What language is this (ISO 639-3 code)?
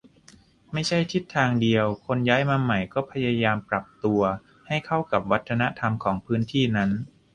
tha